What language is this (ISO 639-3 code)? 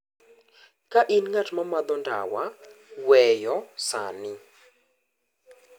luo